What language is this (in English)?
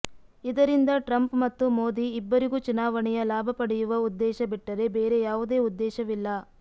Kannada